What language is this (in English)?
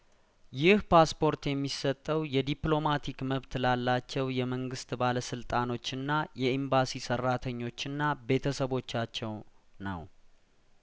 Amharic